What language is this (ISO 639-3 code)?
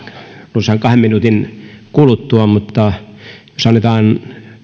fin